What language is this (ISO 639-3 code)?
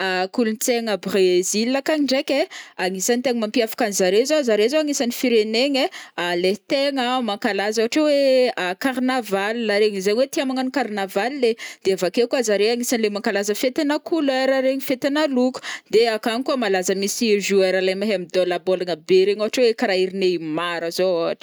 bmm